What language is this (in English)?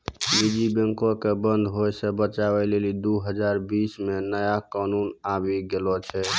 Maithili